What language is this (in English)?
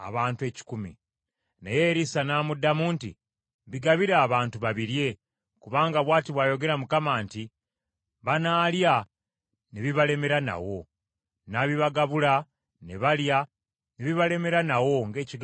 Ganda